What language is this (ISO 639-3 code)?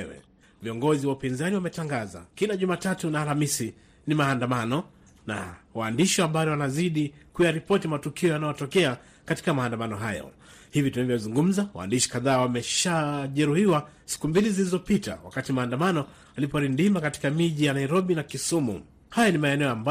swa